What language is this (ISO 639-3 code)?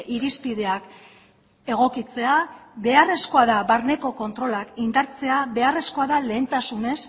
eus